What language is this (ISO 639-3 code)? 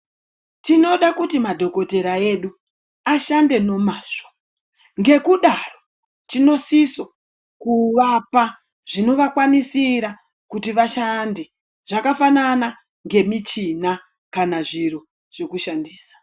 ndc